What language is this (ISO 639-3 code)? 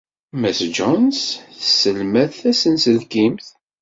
kab